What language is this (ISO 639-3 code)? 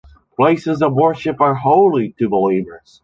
eng